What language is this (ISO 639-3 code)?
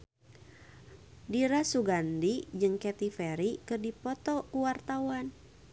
sun